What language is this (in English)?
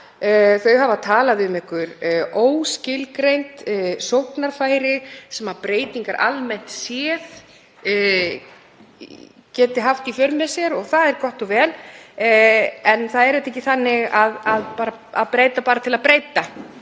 Icelandic